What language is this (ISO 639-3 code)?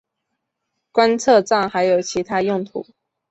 zho